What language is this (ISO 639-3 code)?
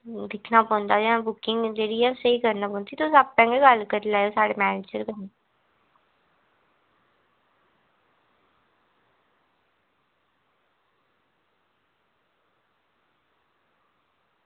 doi